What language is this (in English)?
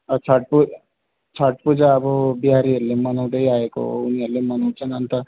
Nepali